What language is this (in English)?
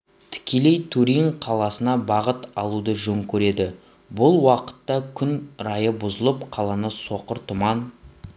Kazakh